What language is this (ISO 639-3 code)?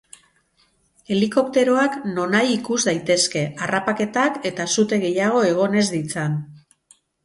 eus